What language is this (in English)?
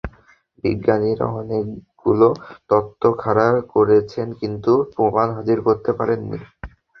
Bangla